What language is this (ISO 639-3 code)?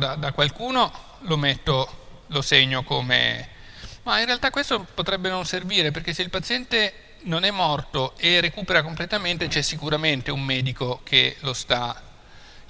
ita